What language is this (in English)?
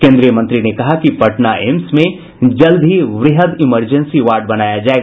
Hindi